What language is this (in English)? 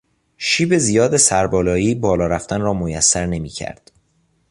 Persian